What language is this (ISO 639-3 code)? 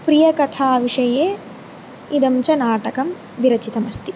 san